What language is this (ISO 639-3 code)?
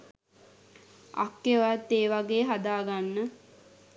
sin